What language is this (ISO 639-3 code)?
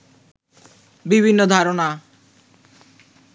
ben